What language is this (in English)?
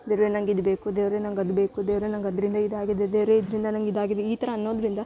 Kannada